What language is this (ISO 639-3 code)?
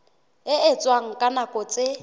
sot